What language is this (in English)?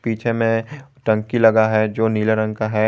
Hindi